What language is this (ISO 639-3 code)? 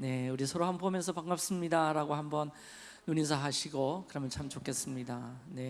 kor